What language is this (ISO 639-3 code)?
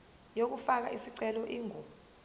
zul